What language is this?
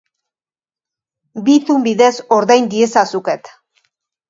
Basque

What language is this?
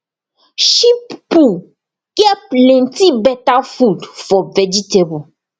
Nigerian Pidgin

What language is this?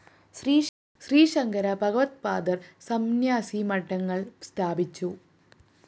Malayalam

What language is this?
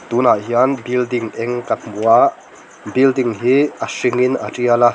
Mizo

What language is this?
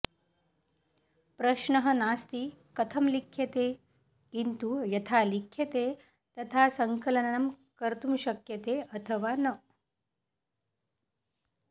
Sanskrit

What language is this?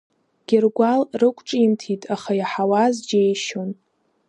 Abkhazian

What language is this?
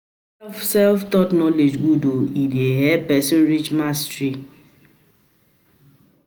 Nigerian Pidgin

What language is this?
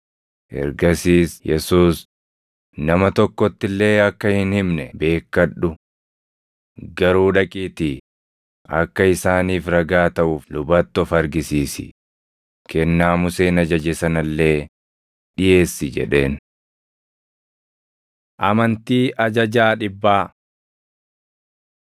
Oromo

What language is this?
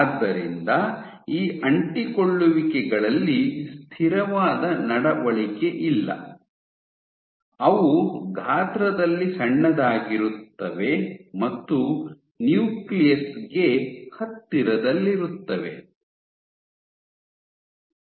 Kannada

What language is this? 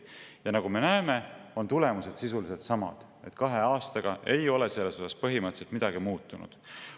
Estonian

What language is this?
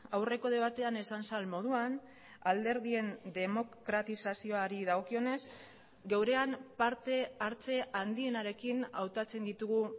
Basque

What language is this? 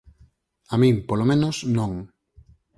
Galician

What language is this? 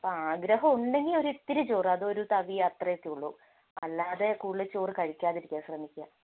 Malayalam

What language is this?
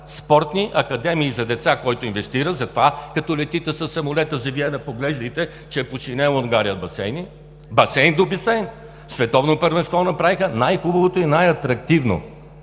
Bulgarian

